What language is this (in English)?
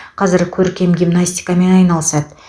Kazakh